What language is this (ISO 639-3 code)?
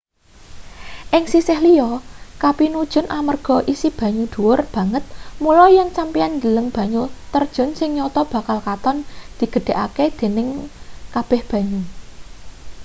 jav